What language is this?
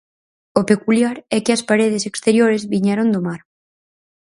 Galician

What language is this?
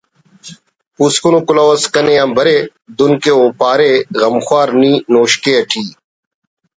Brahui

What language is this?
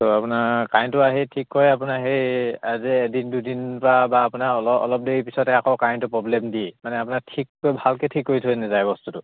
Assamese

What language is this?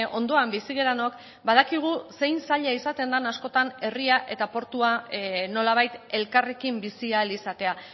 Basque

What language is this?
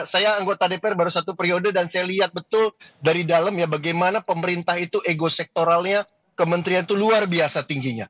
Indonesian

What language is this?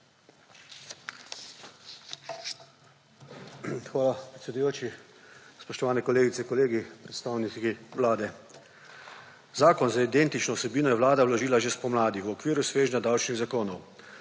Slovenian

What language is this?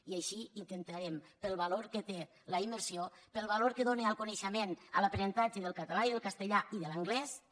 Catalan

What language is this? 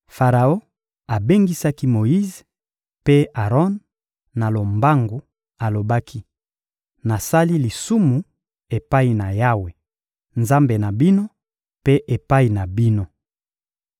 Lingala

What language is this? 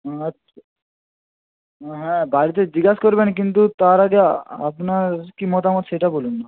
Bangla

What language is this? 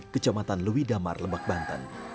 Indonesian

